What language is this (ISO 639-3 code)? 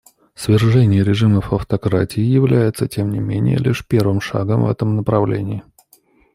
rus